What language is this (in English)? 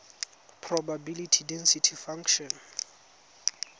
Tswana